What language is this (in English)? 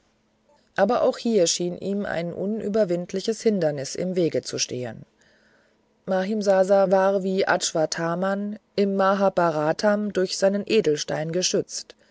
German